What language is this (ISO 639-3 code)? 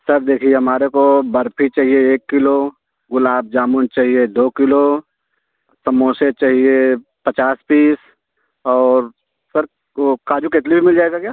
hin